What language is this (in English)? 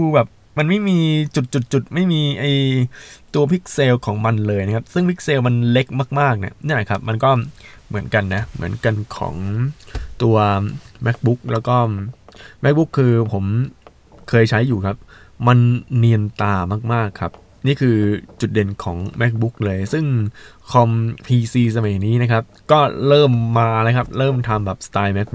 Thai